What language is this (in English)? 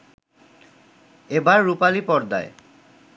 Bangla